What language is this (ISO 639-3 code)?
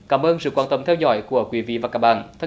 vie